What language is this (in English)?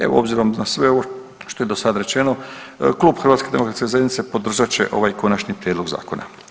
Croatian